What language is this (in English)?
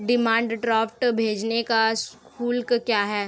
Hindi